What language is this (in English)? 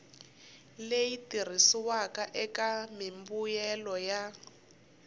Tsonga